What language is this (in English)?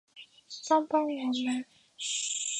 Chinese